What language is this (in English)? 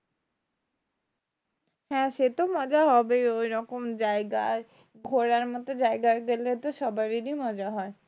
Bangla